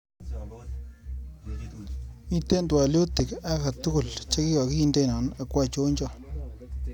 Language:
Kalenjin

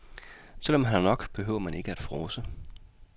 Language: Danish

